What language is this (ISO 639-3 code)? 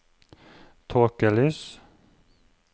nor